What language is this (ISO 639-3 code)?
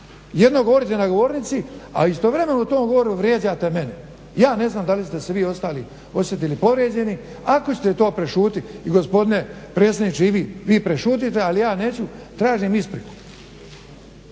hrv